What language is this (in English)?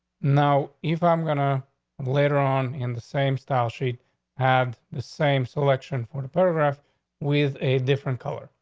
English